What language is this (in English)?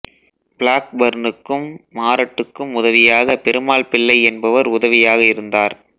Tamil